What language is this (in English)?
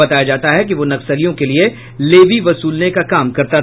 Hindi